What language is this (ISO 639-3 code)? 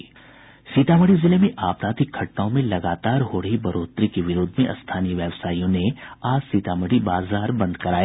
hin